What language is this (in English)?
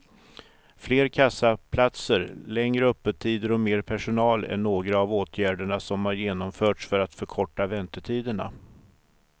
Swedish